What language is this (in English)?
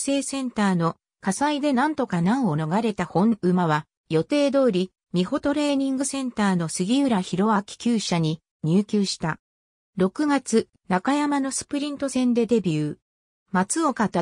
Japanese